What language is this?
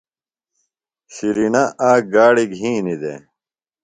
Phalura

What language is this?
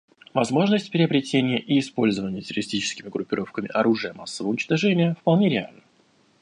Russian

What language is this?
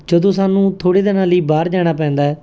Punjabi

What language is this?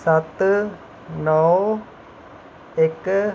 Dogri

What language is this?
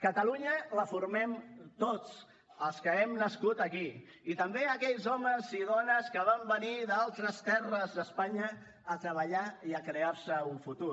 Catalan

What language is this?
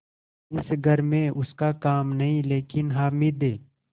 Hindi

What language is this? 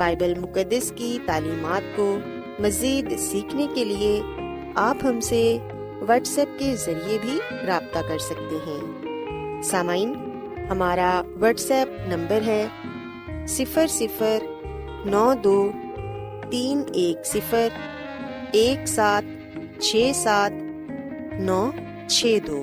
Urdu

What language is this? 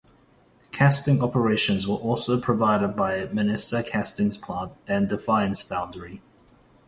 English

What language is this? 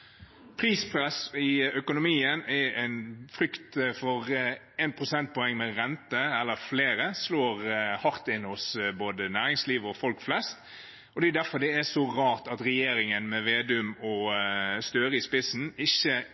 Norwegian Bokmål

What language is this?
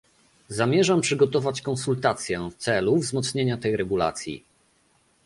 Polish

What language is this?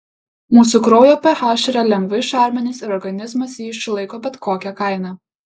Lithuanian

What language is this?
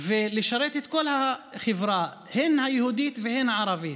Hebrew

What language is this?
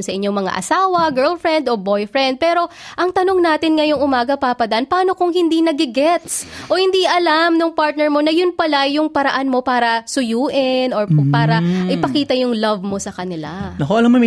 Filipino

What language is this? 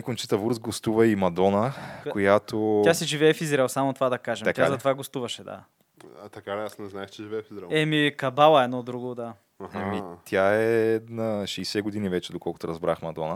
Bulgarian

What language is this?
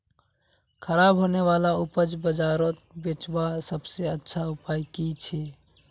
Magahi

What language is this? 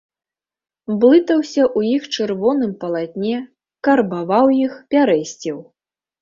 Belarusian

